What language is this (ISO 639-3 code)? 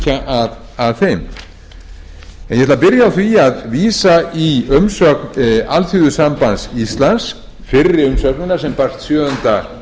isl